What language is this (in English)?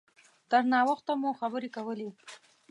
Pashto